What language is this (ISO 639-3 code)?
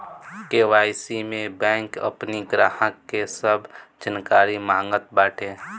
bho